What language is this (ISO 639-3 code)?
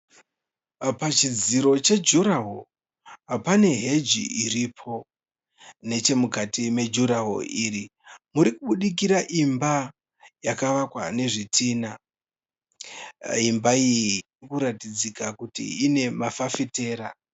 sna